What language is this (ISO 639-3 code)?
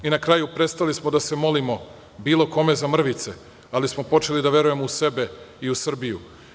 srp